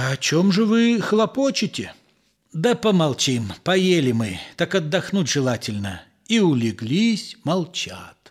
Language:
Russian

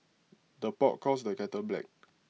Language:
English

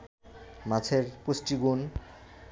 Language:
Bangla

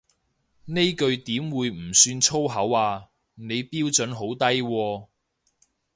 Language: Cantonese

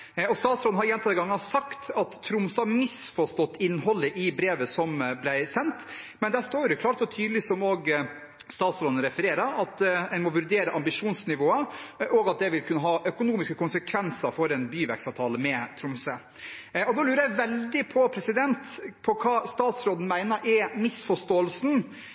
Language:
Norwegian Bokmål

